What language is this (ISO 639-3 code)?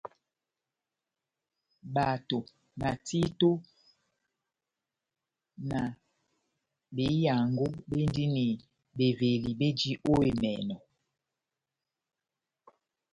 bnm